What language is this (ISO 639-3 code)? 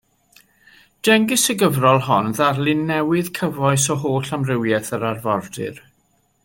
cym